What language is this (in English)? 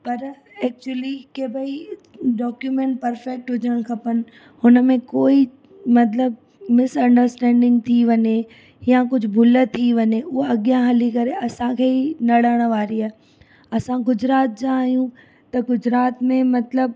Sindhi